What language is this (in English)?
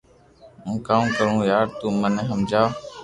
Loarki